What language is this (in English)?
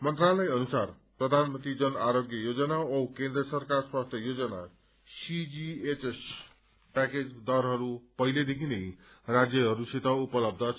Nepali